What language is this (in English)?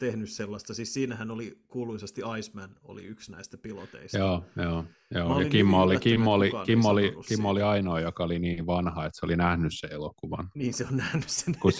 Finnish